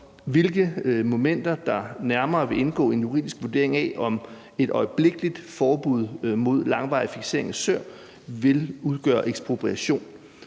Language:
Danish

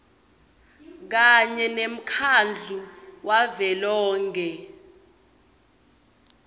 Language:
Swati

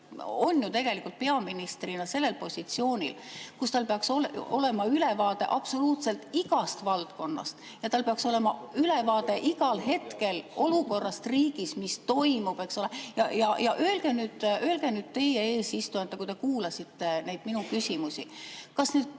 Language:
Estonian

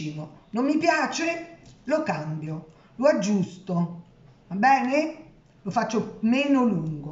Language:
Italian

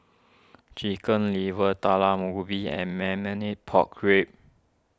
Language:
English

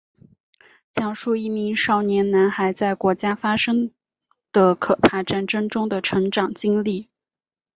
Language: Chinese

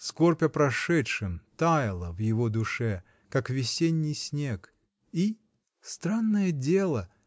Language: Russian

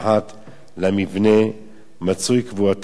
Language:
Hebrew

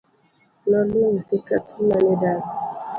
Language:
Luo (Kenya and Tanzania)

